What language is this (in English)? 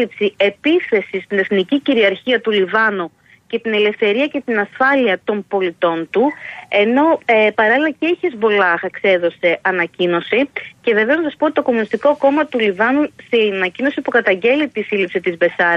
Greek